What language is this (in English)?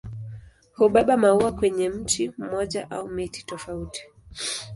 Swahili